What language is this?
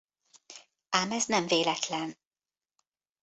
Hungarian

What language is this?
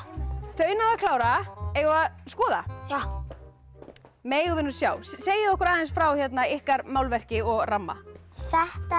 Icelandic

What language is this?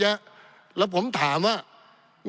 Thai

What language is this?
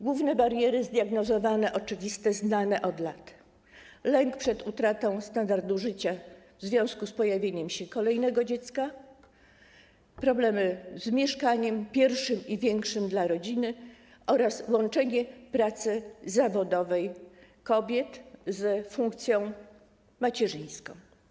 Polish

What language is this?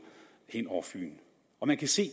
Danish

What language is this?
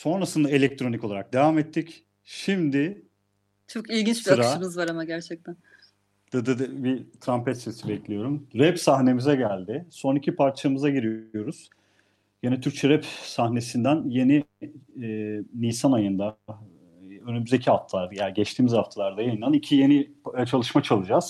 Turkish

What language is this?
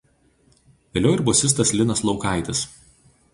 Lithuanian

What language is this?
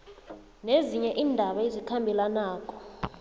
South Ndebele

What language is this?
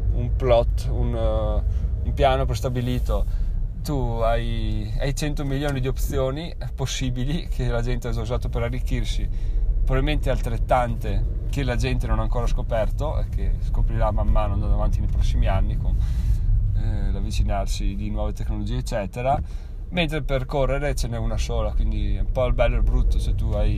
Italian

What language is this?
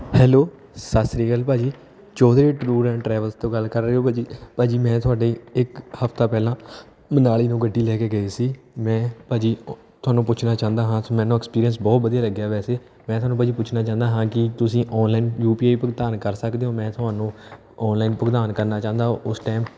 Punjabi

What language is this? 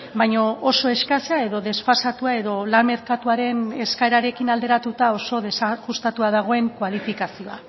Basque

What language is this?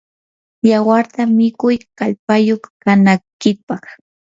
Yanahuanca Pasco Quechua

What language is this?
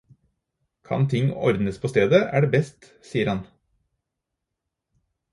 Norwegian Bokmål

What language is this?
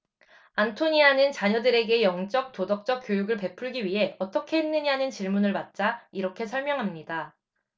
Korean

